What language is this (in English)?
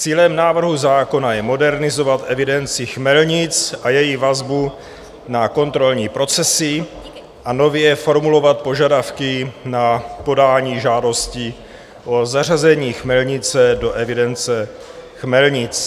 Czech